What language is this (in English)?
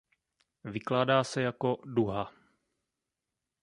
Czech